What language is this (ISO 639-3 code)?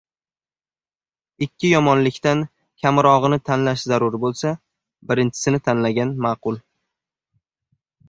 uzb